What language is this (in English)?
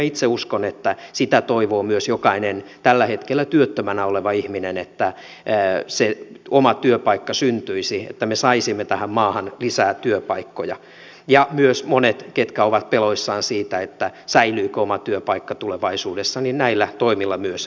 Finnish